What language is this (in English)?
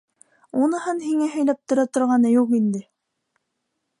Bashkir